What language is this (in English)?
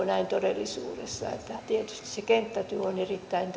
Finnish